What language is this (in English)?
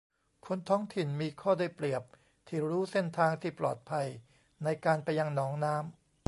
Thai